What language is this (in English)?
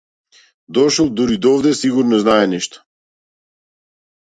Macedonian